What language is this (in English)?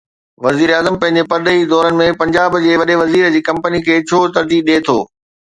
Sindhi